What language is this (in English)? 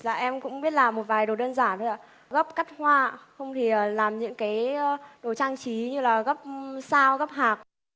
Vietnamese